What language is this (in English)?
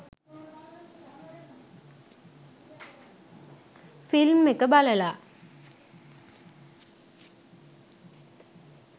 Sinhala